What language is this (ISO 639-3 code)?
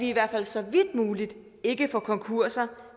dan